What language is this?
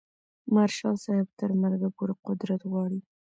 Pashto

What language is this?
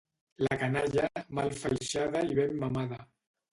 Catalan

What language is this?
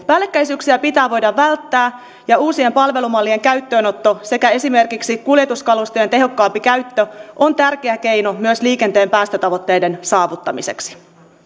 Finnish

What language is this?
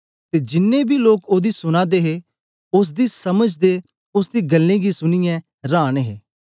Dogri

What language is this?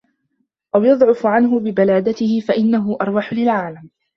Arabic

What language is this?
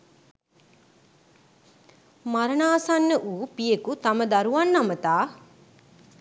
Sinhala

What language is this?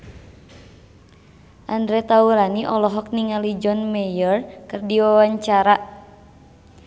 Sundanese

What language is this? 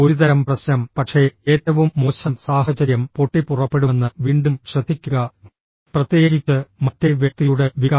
Malayalam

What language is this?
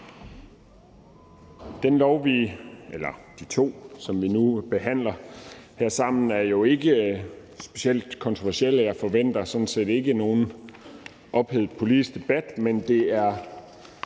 Danish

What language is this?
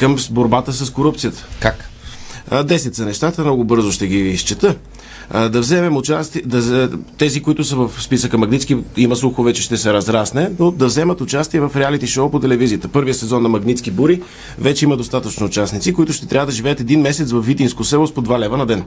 Bulgarian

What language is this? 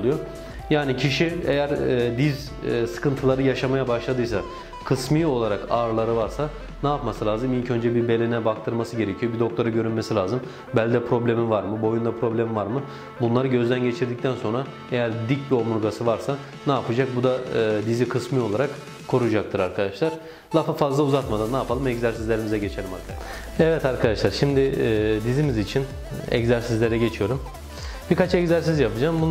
Turkish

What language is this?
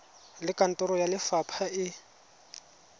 Tswana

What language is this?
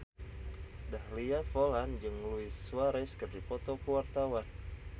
Sundanese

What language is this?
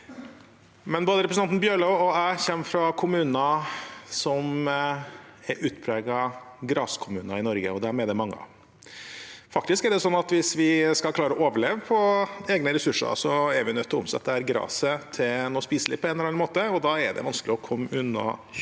Norwegian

